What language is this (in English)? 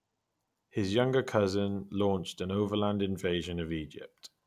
English